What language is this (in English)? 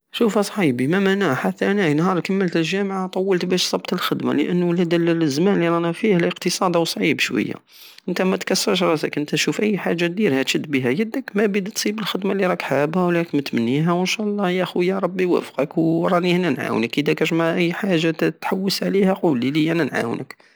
Algerian Saharan Arabic